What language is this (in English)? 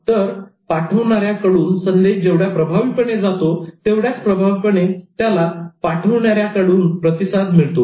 Marathi